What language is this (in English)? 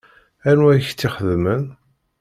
Kabyle